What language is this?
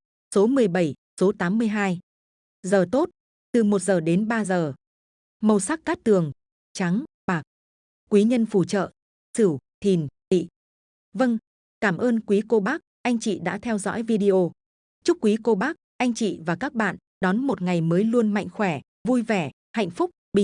Vietnamese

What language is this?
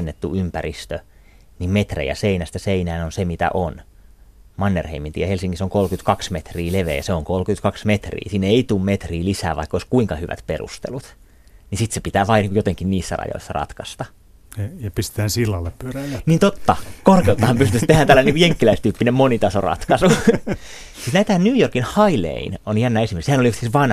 Finnish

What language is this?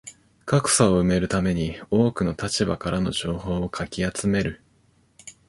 Japanese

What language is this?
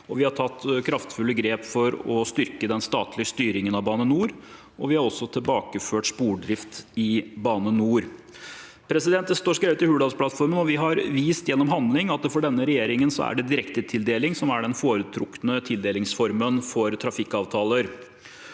Norwegian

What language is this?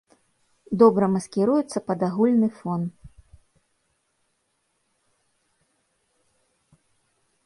Belarusian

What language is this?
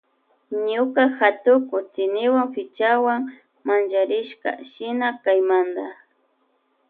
Loja Highland Quichua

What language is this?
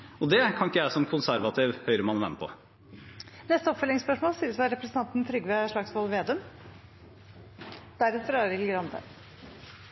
Norwegian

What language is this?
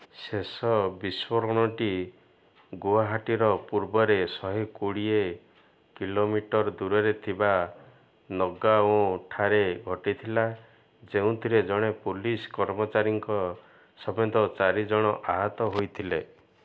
Odia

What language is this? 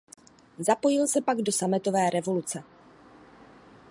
Czech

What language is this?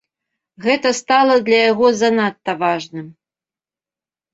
Belarusian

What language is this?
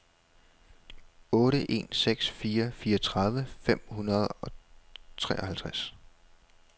Danish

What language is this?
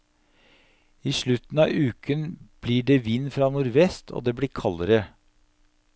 Norwegian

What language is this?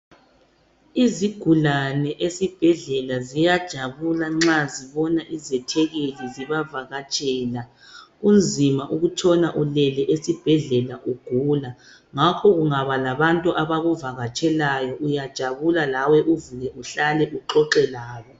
North Ndebele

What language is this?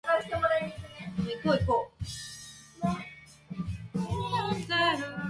Japanese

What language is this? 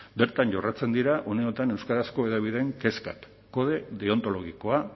Basque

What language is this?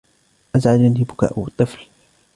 Arabic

